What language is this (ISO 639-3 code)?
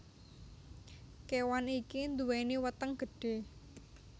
jav